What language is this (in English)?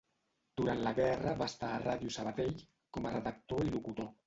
Catalan